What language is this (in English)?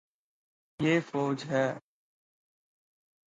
Urdu